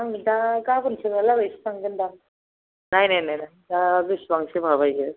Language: Bodo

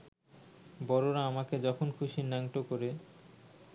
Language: Bangla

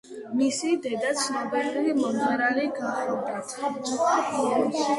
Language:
Georgian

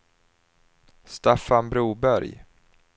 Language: Swedish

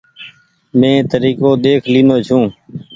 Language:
Goaria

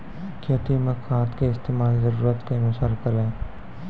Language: Maithili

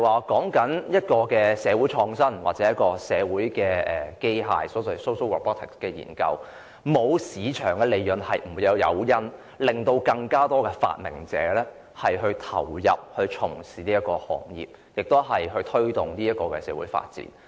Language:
Cantonese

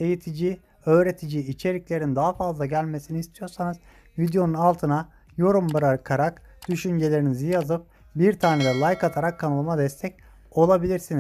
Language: Turkish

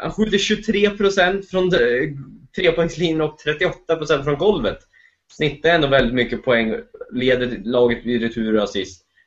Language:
Swedish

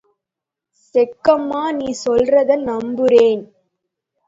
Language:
Tamil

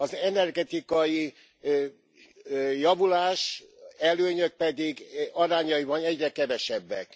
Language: Hungarian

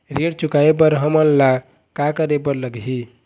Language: Chhattisgarhi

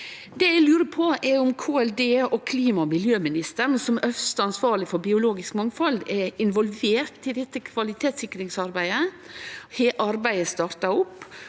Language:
Norwegian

